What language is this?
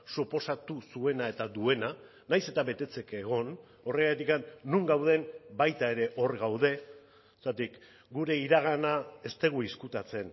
Basque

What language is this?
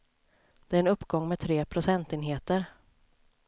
Swedish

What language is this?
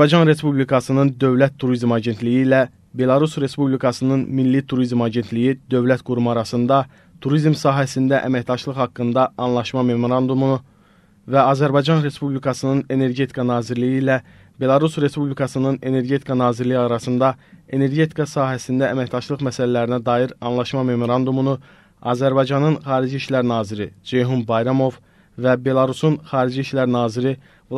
Turkish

